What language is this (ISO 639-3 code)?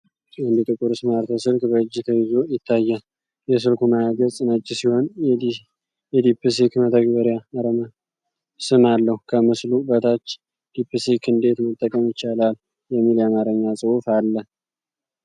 amh